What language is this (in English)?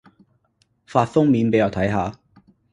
Cantonese